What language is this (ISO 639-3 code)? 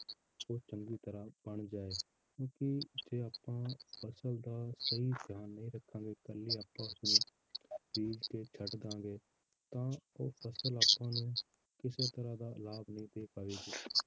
pan